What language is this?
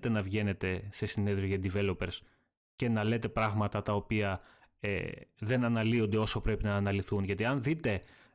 Greek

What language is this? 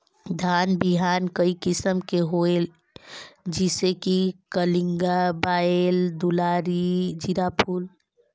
Chhattisgarhi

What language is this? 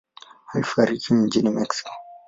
Swahili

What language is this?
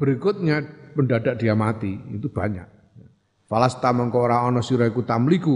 Indonesian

